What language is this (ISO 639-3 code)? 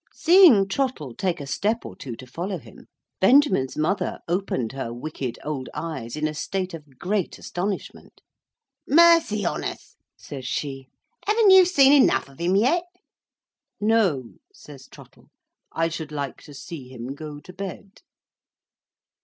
eng